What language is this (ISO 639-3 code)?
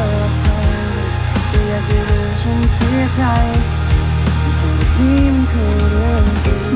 tha